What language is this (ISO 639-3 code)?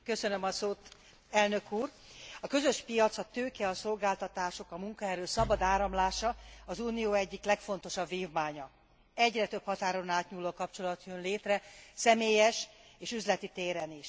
hun